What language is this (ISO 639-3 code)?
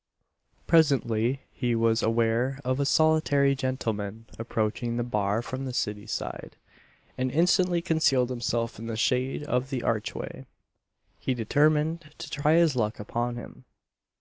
eng